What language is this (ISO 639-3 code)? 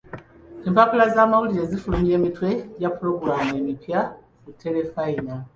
lug